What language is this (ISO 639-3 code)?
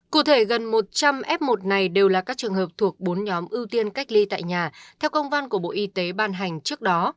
vie